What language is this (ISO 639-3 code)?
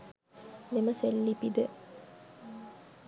sin